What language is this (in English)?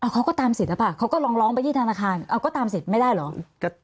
Thai